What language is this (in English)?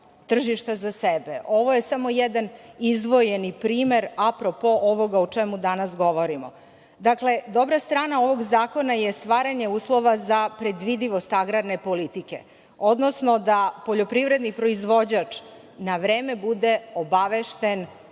Serbian